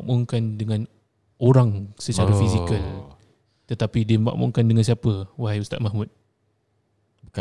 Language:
Malay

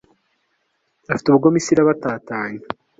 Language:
Kinyarwanda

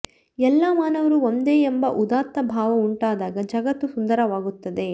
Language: Kannada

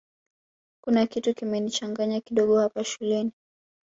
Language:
Swahili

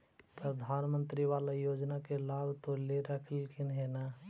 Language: Magahi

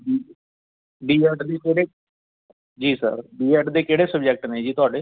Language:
Punjabi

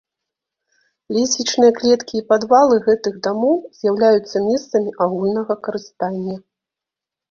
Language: Belarusian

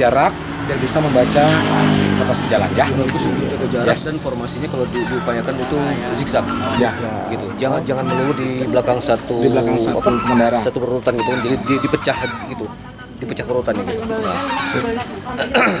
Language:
Indonesian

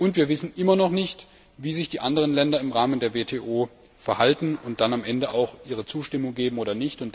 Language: German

